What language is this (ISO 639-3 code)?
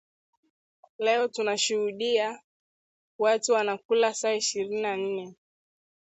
swa